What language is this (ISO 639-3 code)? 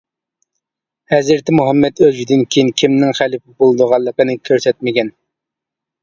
uig